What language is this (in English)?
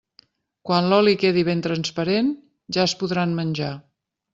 Catalan